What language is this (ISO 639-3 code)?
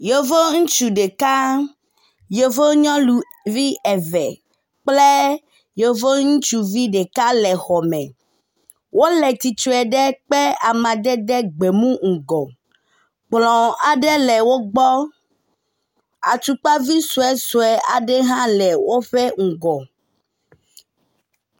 ewe